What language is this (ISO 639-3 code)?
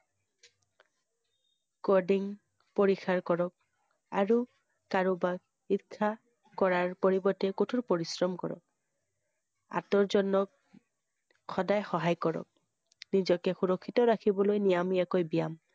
asm